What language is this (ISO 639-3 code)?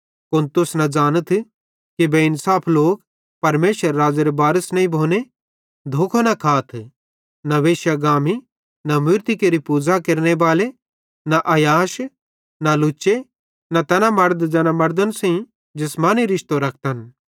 bhd